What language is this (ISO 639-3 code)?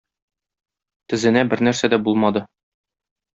tat